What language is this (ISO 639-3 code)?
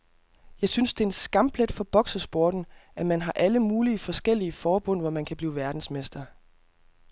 dan